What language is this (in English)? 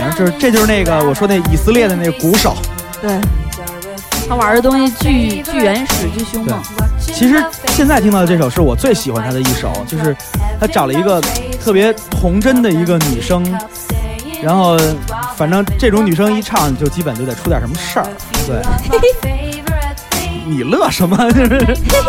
Chinese